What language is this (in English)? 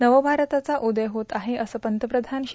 Marathi